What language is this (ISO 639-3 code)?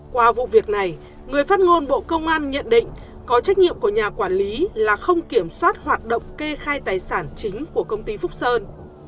vie